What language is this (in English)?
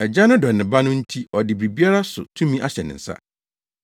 Akan